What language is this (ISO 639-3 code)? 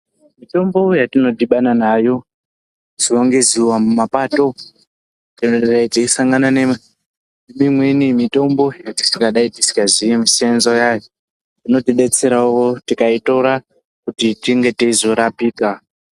ndc